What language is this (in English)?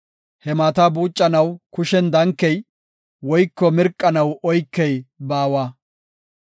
Gofa